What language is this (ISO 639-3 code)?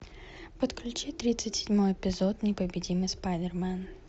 rus